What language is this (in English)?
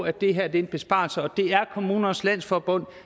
Danish